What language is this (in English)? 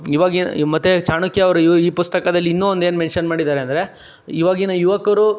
Kannada